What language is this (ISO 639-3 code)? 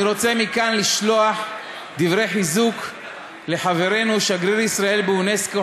heb